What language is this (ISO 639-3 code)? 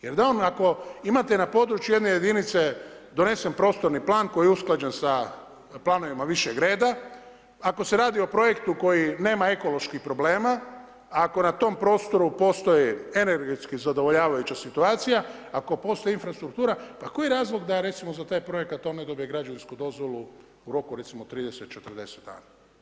hrv